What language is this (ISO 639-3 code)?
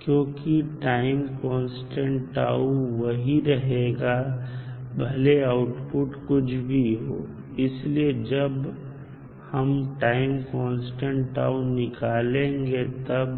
hin